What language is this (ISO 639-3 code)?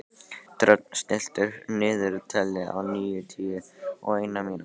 isl